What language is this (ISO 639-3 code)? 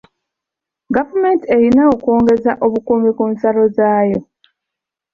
lug